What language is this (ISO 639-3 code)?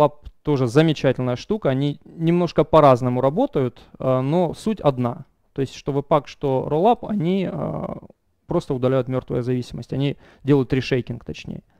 rus